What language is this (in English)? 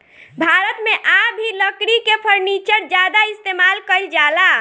Bhojpuri